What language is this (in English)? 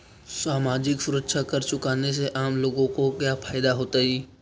Magahi